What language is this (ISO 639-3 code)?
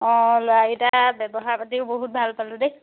asm